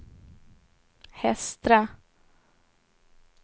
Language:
Swedish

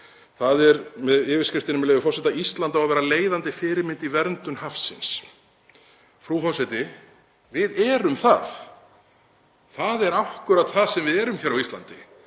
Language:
Icelandic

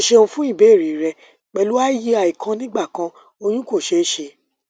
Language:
Yoruba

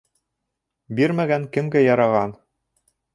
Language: Bashkir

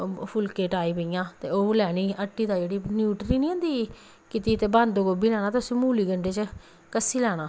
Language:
Dogri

